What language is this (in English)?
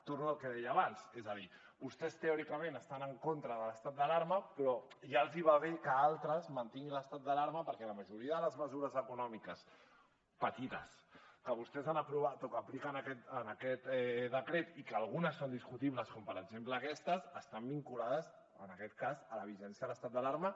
Catalan